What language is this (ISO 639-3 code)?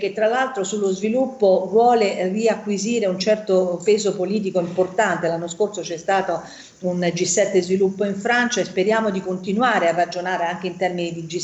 ita